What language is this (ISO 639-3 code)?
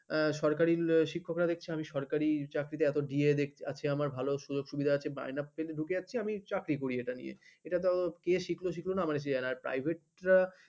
ben